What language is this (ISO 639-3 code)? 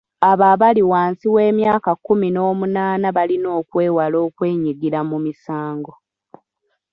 lug